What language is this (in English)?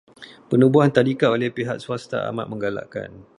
Malay